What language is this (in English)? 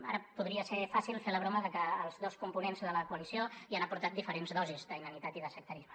Catalan